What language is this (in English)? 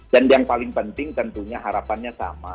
Indonesian